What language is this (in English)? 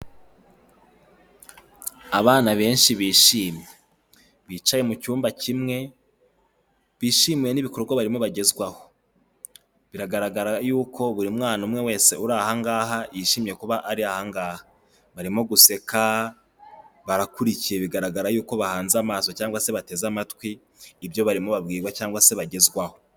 Kinyarwanda